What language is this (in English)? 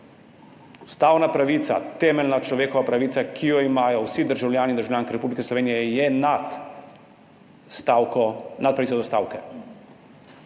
Slovenian